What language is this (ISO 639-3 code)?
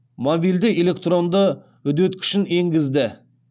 kaz